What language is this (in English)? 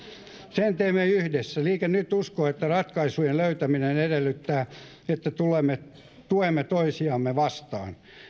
Finnish